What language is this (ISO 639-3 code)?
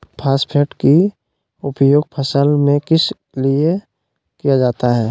mag